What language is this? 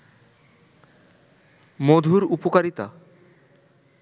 Bangla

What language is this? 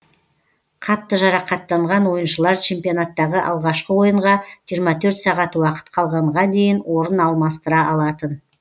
Kazakh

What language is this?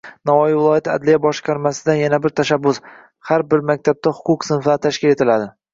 Uzbek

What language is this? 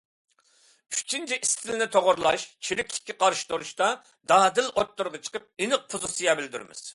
Uyghur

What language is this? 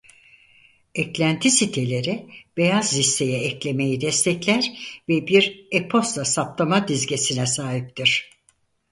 Turkish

